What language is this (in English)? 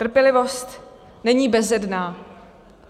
Czech